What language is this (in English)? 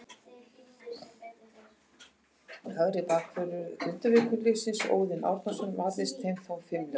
Icelandic